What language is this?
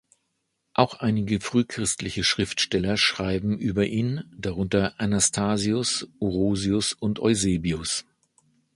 German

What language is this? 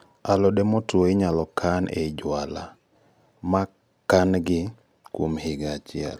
Luo (Kenya and Tanzania)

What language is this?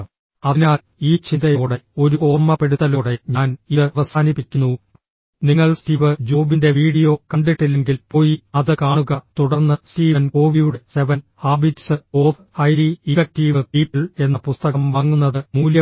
Malayalam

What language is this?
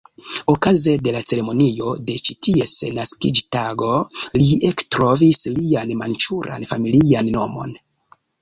Esperanto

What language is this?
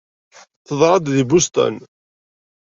Kabyle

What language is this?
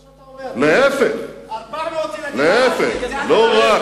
Hebrew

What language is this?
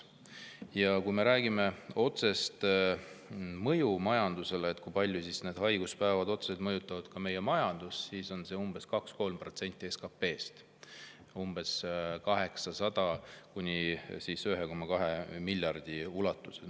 Estonian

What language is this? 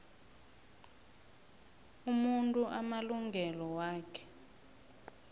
South Ndebele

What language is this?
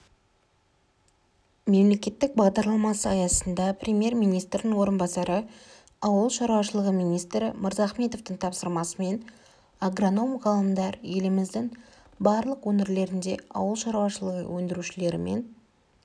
Kazakh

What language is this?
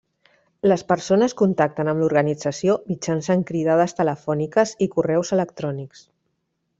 Catalan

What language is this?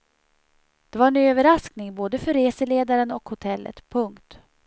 Swedish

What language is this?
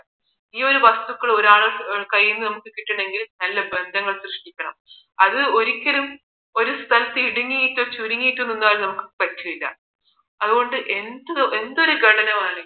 Malayalam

